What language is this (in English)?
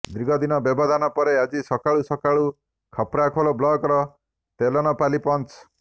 Odia